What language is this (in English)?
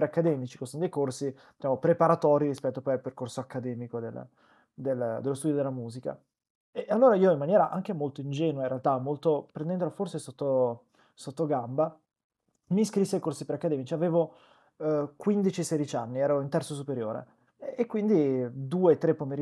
Italian